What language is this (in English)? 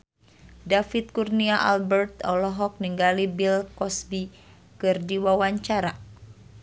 Sundanese